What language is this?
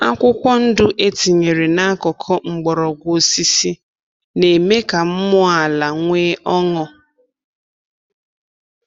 Igbo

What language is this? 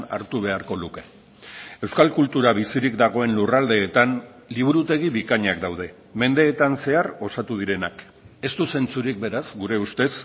Basque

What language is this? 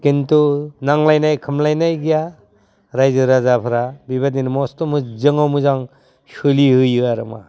Bodo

